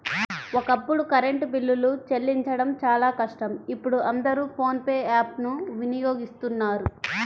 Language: Telugu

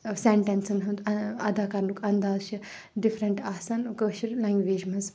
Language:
Kashmiri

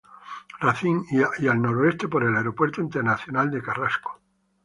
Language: Spanish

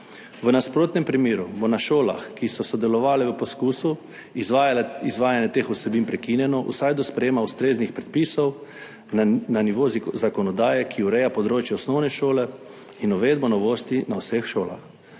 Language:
Slovenian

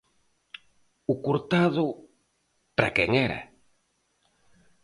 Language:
Galician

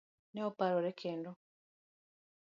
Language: Luo (Kenya and Tanzania)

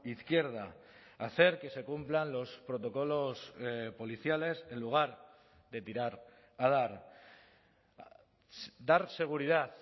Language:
Spanish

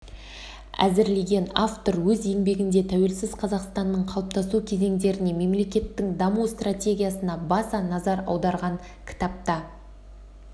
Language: Kazakh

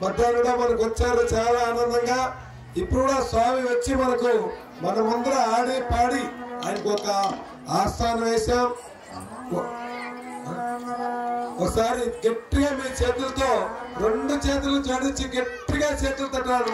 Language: Indonesian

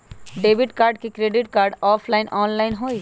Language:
Magahi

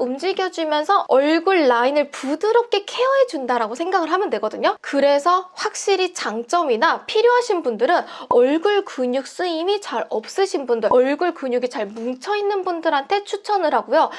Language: Korean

